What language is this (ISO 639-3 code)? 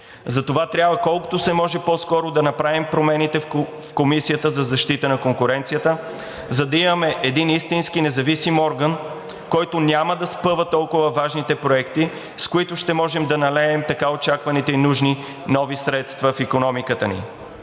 bul